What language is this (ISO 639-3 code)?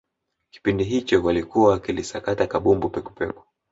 swa